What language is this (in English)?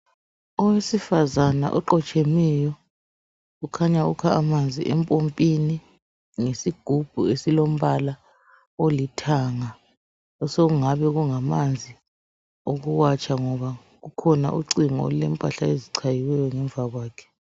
North Ndebele